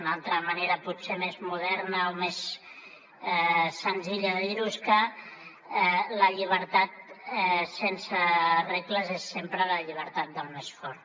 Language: Catalan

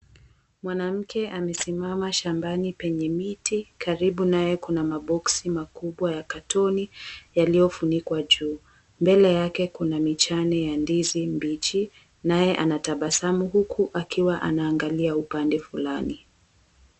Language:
Swahili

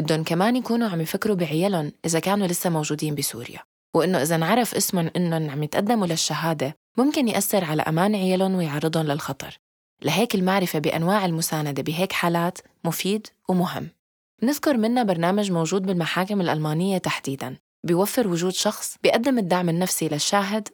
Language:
Arabic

